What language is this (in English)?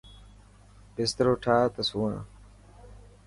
Dhatki